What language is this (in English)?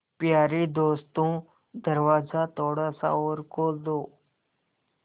Hindi